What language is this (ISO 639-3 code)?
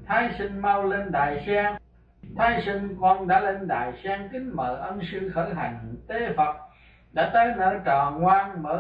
vie